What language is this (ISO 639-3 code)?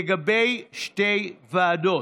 heb